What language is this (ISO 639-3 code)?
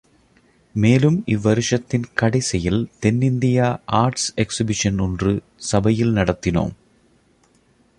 tam